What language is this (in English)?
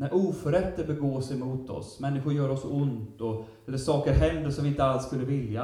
Swedish